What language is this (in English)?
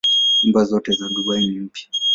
Swahili